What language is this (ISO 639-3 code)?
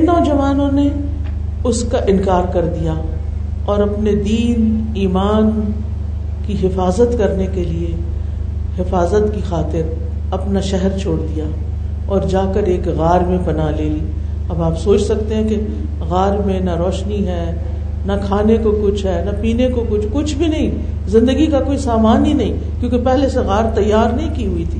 urd